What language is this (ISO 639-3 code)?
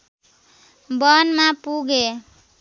nep